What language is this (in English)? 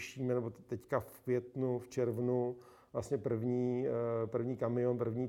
Czech